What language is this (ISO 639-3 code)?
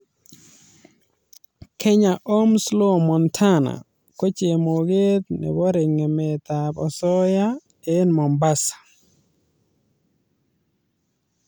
kln